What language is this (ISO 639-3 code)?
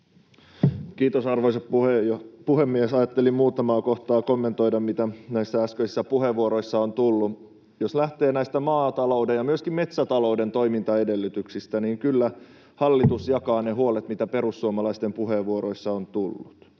fin